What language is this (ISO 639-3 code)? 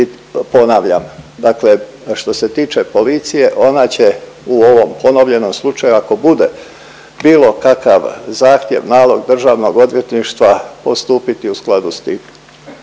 hrv